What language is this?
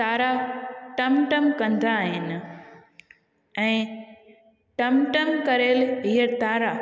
Sindhi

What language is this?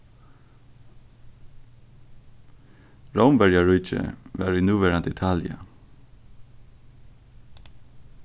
Faroese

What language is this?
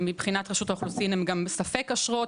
Hebrew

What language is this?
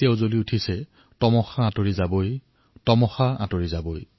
Assamese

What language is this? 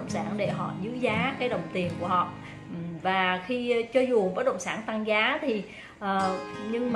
Vietnamese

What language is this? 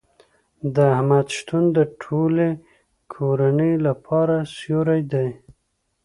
Pashto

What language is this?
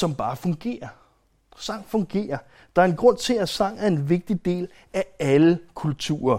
Danish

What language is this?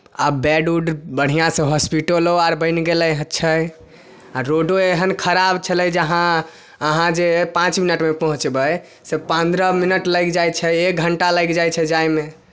Maithili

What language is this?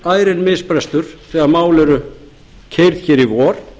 Icelandic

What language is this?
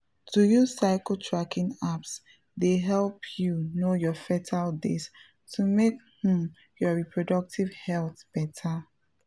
Nigerian Pidgin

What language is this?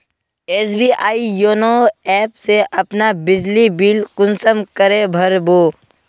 Magahi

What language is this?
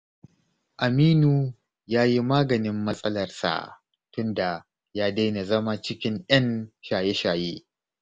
Hausa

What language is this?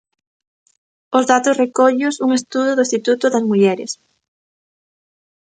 Galician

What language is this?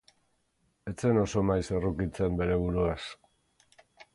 Basque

